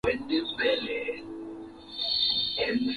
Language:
Swahili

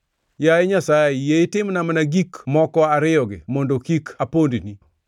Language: Luo (Kenya and Tanzania)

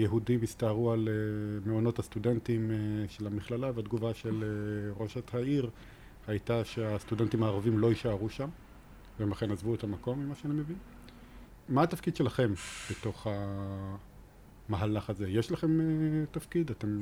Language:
Hebrew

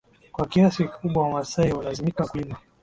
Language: Swahili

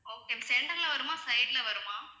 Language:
Tamil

